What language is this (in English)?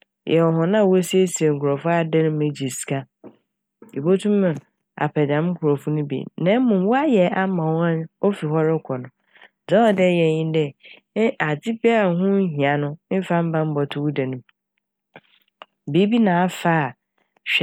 Akan